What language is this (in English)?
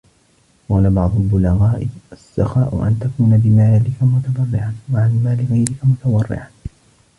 Arabic